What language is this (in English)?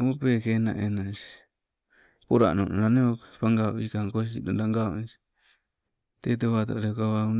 Sibe